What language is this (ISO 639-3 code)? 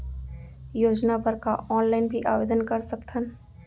hne